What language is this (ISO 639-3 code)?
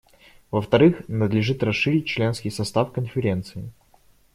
rus